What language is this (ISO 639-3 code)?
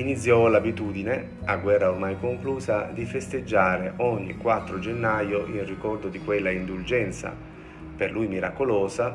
ita